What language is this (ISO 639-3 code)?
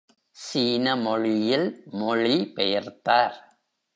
tam